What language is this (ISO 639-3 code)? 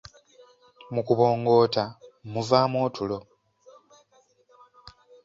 lug